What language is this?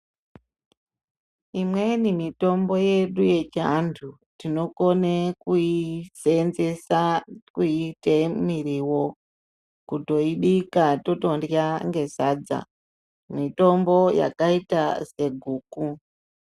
Ndau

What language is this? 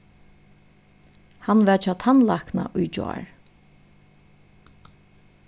Faroese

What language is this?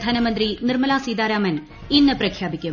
Malayalam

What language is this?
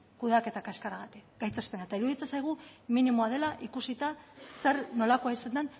Basque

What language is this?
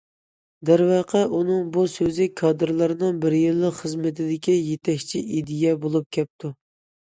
Uyghur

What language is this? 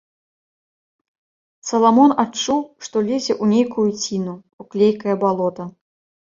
Belarusian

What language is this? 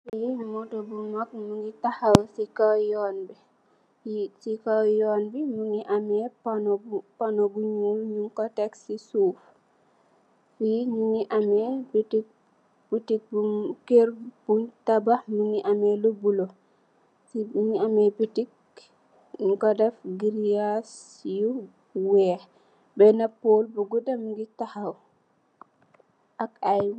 Wolof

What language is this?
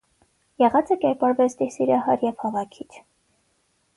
Armenian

